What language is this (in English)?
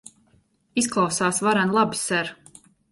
Latvian